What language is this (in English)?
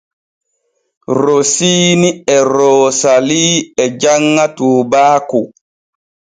Borgu Fulfulde